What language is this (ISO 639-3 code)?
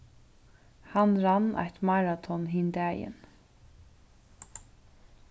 fao